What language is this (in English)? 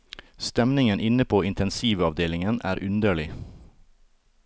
Norwegian